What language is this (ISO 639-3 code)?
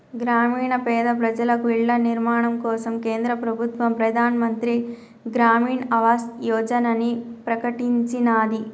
tel